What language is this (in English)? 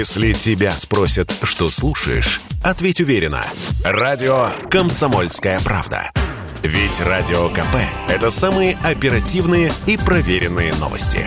Russian